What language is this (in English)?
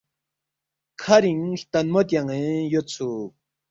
Balti